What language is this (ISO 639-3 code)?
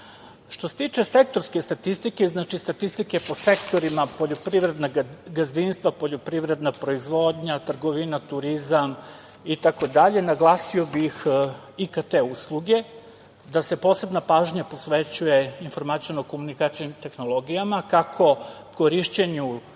srp